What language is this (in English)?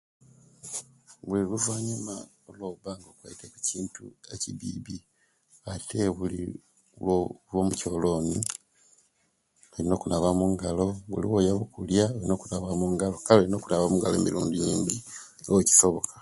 Kenyi